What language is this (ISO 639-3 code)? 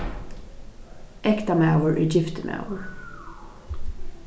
fao